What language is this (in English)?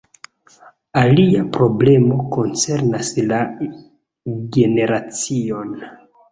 Esperanto